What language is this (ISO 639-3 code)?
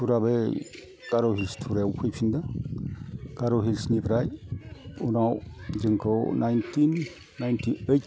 brx